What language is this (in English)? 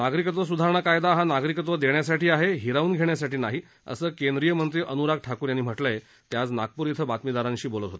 Marathi